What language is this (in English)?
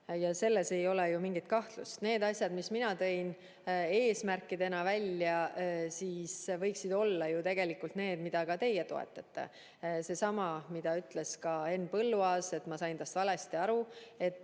Estonian